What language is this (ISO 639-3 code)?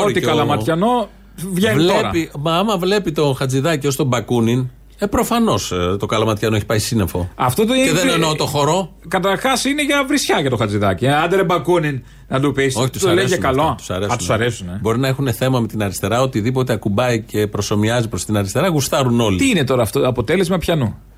ell